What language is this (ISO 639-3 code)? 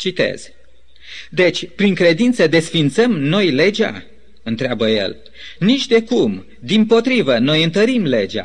ron